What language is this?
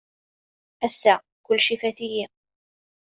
Kabyle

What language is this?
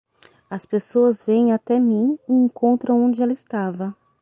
Portuguese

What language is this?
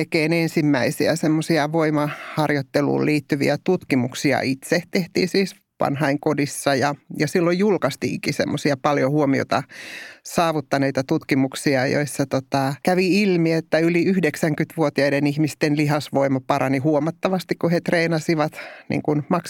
Finnish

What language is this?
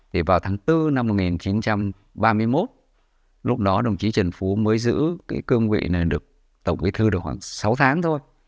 Vietnamese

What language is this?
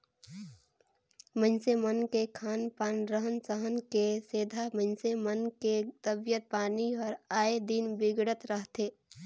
Chhattisgarhi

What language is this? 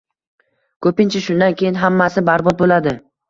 Uzbek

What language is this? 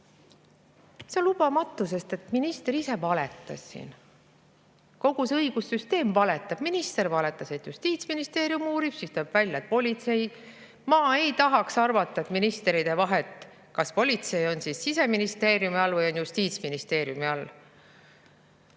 Estonian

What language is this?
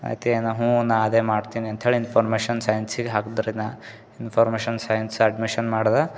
Kannada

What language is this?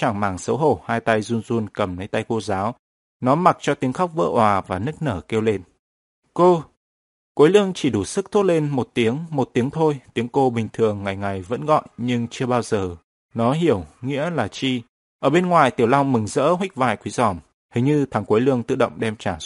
Vietnamese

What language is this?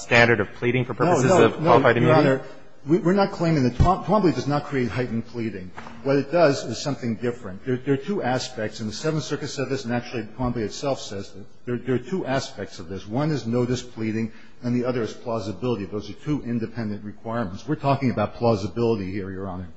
English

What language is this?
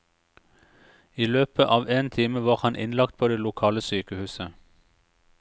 Norwegian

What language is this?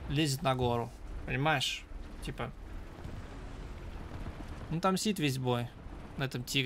Russian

